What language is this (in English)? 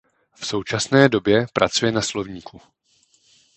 Czech